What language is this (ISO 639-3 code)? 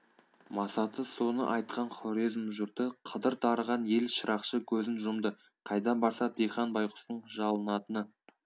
kaz